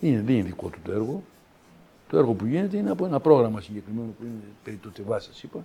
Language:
Greek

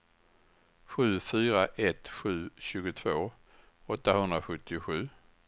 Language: Swedish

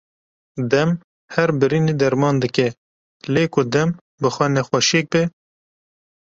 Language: Kurdish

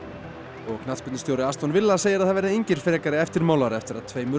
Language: Icelandic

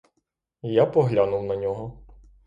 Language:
Ukrainian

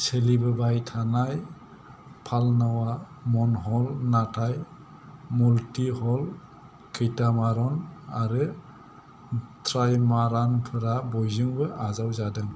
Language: Bodo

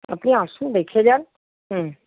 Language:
Bangla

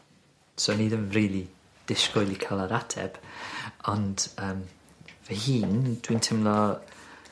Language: Welsh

